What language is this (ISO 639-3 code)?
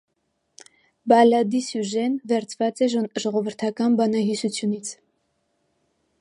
hye